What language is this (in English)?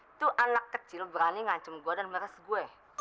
Indonesian